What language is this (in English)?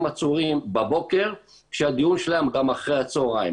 Hebrew